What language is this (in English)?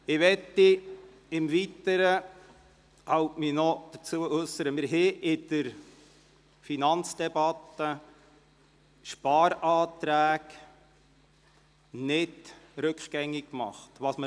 Swiss German